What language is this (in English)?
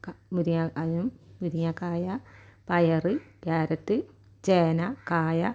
Malayalam